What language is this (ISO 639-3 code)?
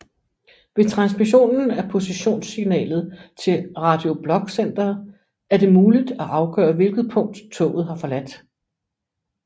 dan